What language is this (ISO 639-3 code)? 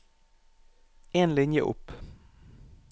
nor